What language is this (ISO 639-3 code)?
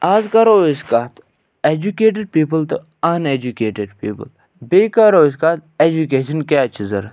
kas